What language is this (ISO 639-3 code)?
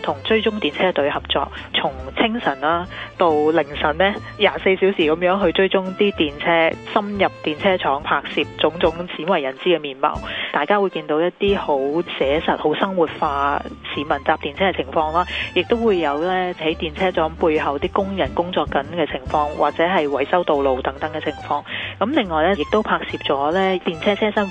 zho